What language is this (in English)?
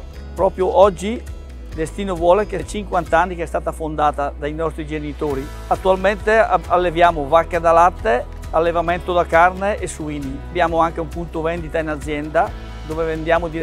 Italian